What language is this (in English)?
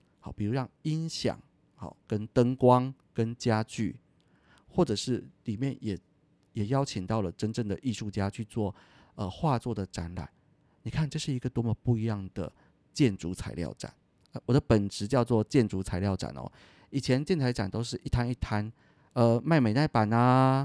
Chinese